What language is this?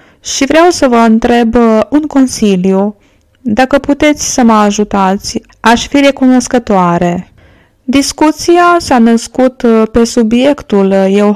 Romanian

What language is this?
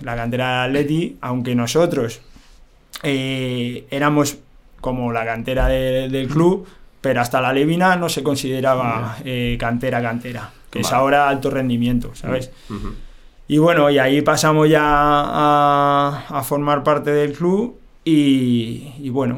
Spanish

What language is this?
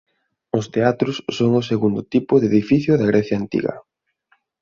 Galician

